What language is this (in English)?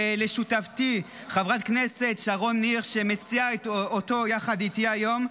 Hebrew